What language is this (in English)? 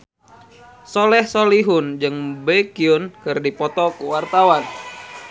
Sundanese